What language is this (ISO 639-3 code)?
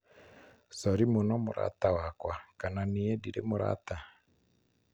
kik